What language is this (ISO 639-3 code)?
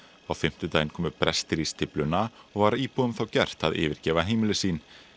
isl